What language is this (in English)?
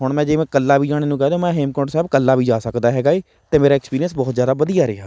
Punjabi